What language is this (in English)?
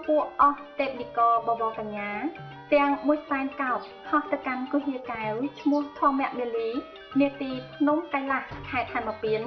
Thai